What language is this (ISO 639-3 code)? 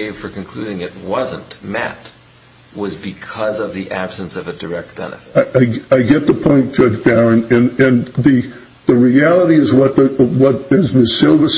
eng